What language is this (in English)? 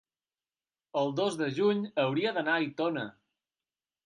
Catalan